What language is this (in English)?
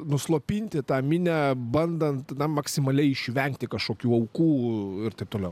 Lithuanian